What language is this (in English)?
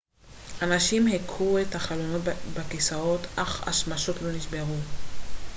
Hebrew